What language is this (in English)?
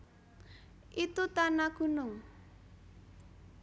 Javanese